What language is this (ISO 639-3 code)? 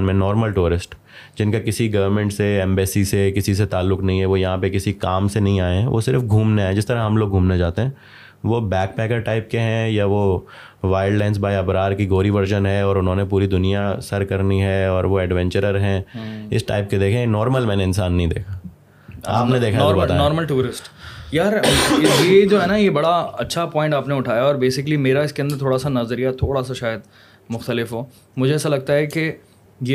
urd